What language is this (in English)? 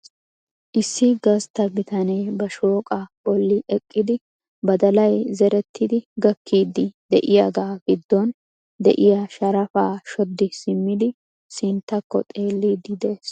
Wolaytta